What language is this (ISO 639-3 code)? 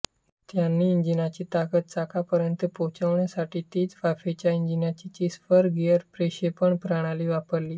mar